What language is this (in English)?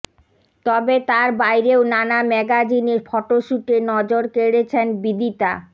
Bangla